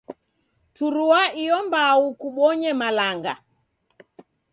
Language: Taita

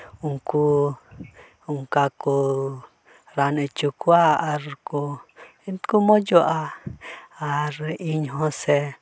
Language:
Santali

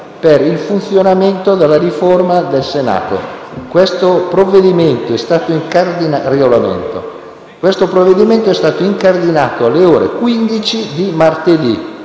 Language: Italian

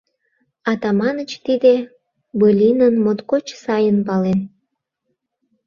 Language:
Mari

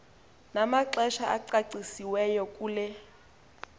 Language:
Xhosa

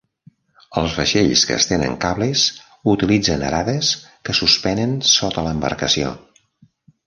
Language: Catalan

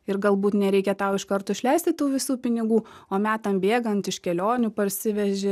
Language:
Lithuanian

